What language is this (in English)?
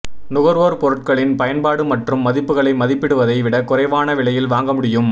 Tamil